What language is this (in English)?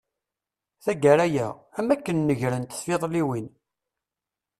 Kabyle